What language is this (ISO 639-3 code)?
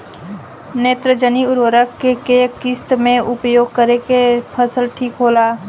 bho